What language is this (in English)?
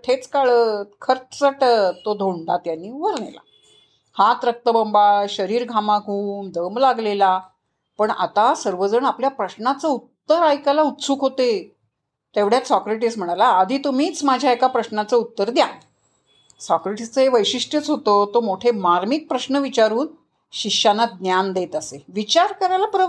Marathi